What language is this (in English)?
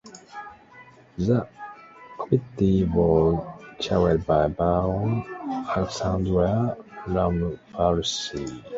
English